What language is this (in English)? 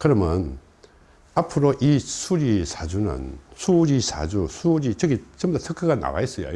Korean